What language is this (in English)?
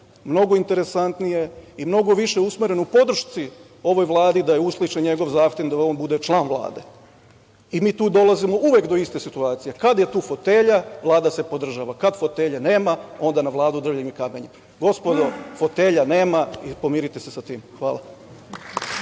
Serbian